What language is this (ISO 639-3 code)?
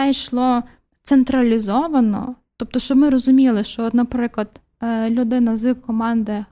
ukr